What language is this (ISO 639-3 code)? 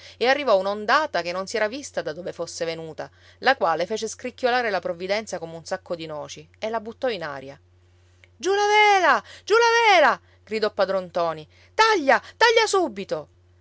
ita